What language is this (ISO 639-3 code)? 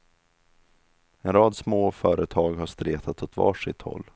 swe